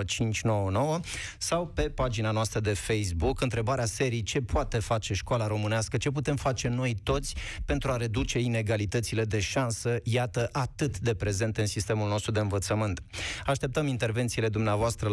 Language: Romanian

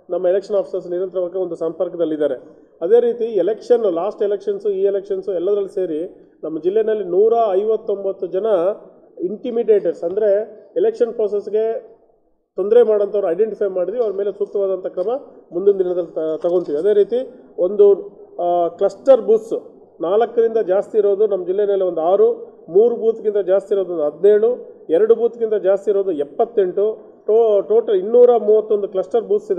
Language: Kannada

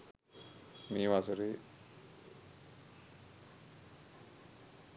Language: Sinhala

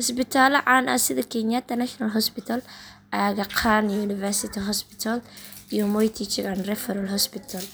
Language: Somali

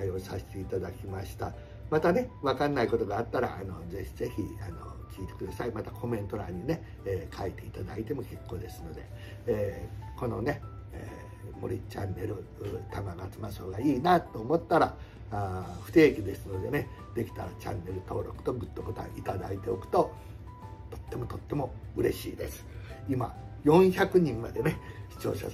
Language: Japanese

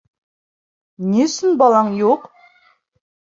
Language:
Bashkir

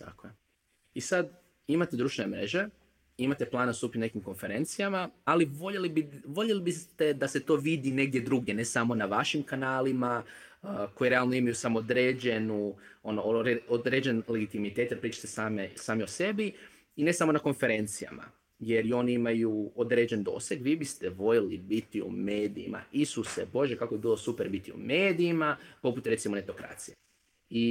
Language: Croatian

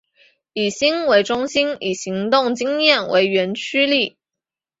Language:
Chinese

